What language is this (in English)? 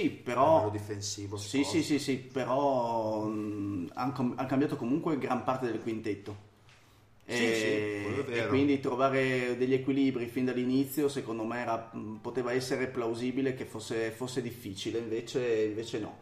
Italian